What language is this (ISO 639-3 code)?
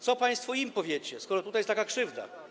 pol